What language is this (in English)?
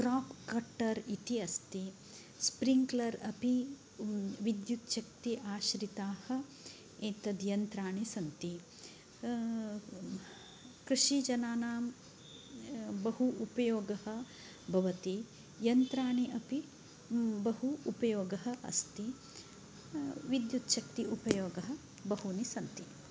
Sanskrit